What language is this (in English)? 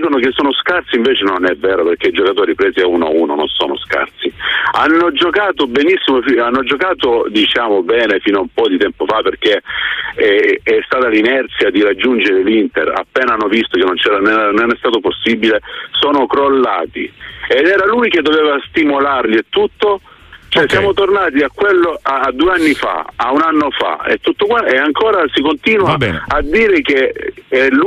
Italian